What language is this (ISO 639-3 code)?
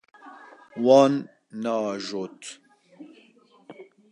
kur